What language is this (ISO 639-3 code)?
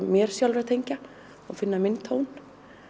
isl